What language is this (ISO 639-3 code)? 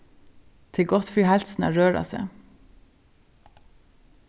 fao